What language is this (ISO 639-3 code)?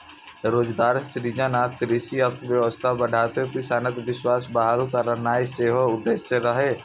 mai